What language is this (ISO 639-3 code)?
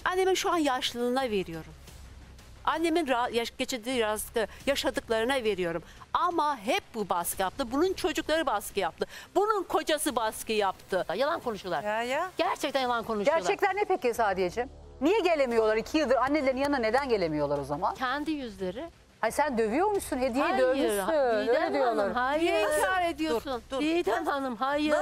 tur